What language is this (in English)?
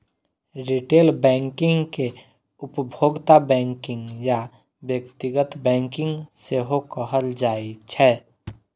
Maithili